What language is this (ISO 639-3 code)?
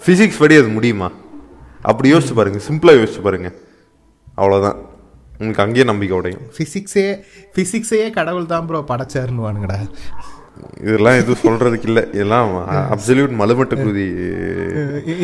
tam